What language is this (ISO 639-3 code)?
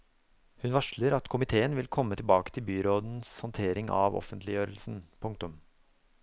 nor